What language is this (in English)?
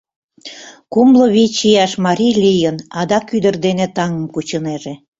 Mari